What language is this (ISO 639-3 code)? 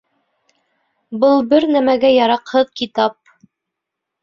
bak